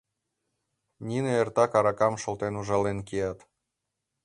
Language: Mari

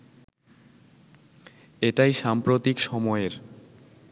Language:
Bangla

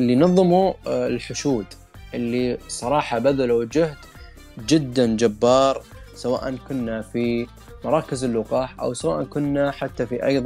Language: Arabic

